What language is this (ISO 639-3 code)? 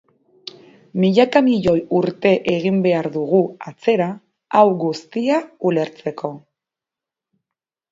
eus